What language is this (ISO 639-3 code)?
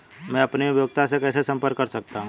hin